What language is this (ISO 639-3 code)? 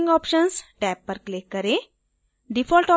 hin